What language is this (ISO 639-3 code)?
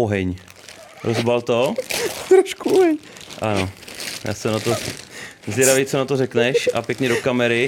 ces